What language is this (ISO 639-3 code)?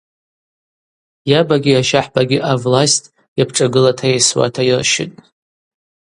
abq